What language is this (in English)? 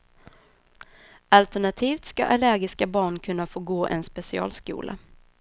Swedish